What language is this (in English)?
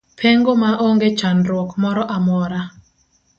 Luo (Kenya and Tanzania)